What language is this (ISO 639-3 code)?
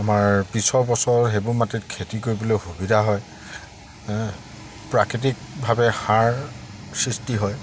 asm